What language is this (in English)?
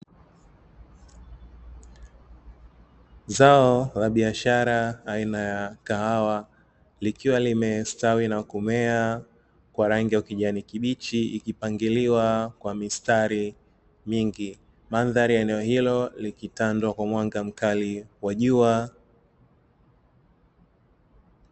Swahili